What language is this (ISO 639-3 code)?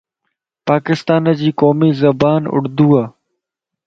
lss